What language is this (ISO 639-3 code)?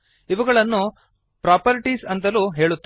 kan